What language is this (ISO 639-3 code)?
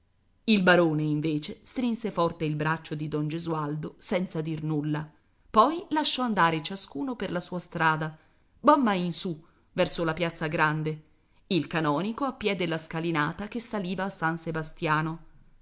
ita